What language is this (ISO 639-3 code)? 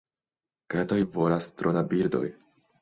epo